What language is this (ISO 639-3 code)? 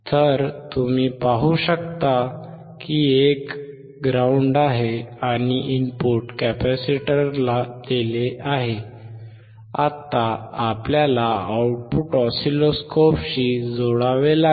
mar